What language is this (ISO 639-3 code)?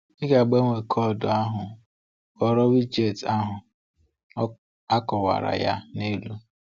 ibo